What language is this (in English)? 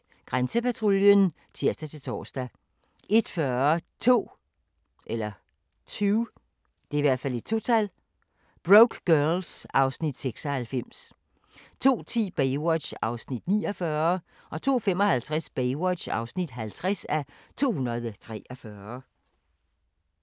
Danish